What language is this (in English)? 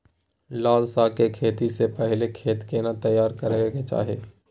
Maithili